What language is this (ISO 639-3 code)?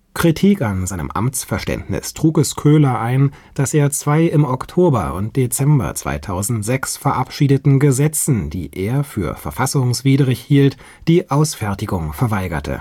deu